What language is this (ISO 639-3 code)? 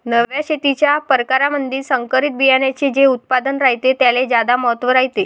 mar